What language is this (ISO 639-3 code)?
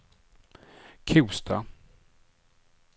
swe